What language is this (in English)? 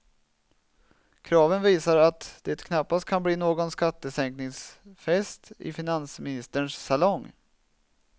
Swedish